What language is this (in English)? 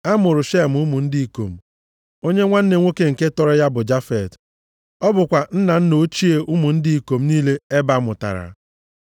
Igbo